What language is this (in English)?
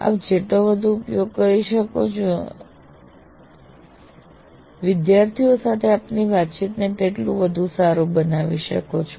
Gujarati